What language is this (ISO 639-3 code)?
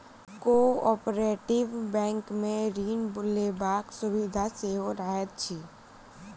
mai